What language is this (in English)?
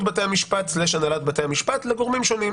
Hebrew